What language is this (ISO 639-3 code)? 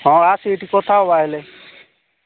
ori